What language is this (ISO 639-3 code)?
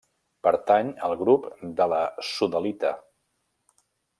cat